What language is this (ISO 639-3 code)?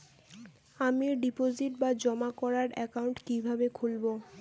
ben